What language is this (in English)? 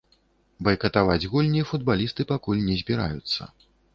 Belarusian